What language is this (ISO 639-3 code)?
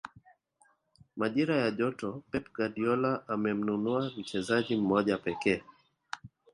swa